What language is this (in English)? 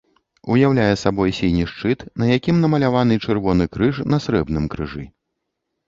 Belarusian